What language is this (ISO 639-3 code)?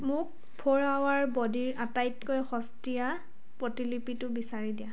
asm